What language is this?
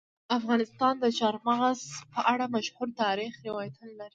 Pashto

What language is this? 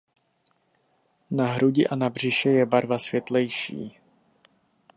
Czech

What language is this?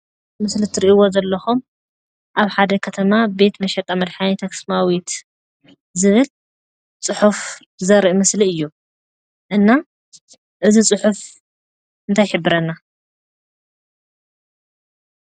Tigrinya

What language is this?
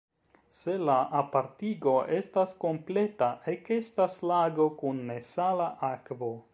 Esperanto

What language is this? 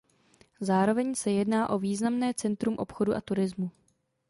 Czech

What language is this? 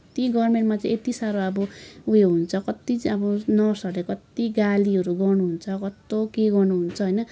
Nepali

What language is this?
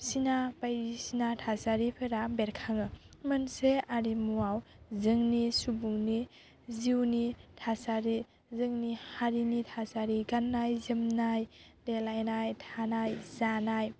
Bodo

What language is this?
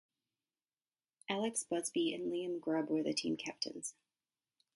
English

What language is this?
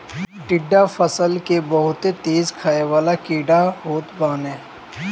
Bhojpuri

